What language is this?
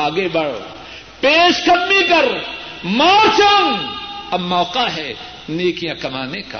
Urdu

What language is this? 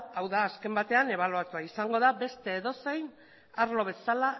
Basque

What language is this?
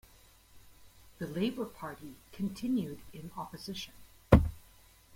English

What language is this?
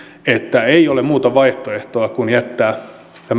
Finnish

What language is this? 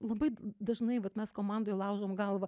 Lithuanian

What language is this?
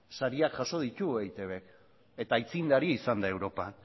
Basque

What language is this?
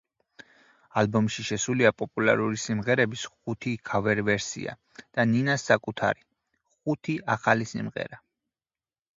Georgian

